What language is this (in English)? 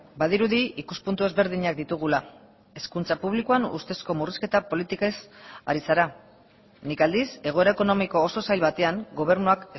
Basque